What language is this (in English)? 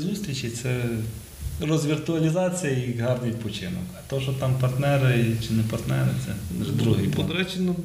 Ukrainian